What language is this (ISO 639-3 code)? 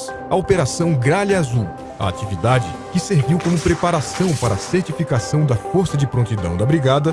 por